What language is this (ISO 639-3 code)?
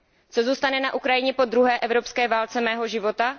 ces